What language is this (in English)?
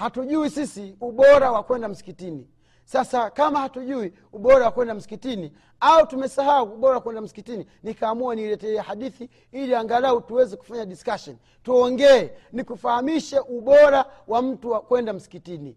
Swahili